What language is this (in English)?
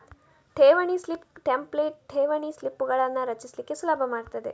Kannada